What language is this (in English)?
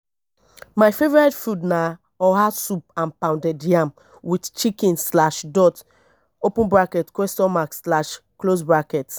Nigerian Pidgin